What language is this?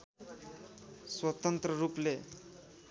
Nepali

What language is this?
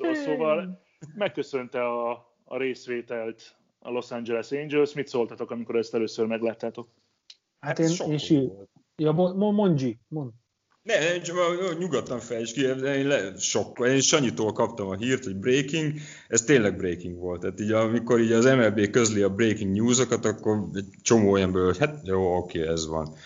Hungarian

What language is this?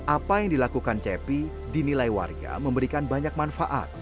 Indonesian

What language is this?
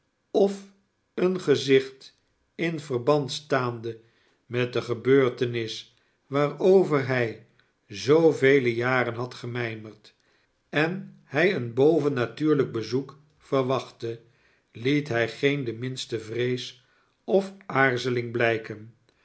Dutch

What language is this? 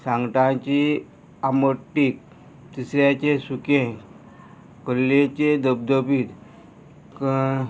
Konkani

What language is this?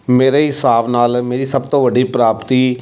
Punjabi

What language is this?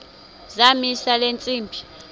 Xhosa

